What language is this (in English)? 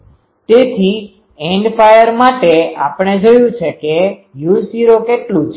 Gujarati